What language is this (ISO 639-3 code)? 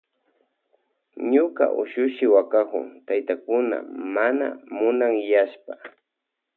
qvj